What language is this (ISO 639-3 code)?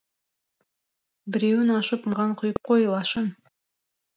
kaz